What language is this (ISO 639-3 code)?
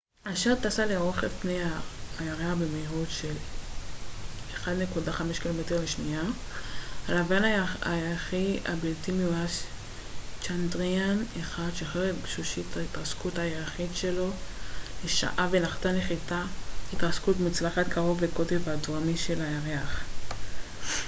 heb